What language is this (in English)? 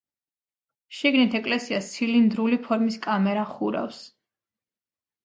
Georgian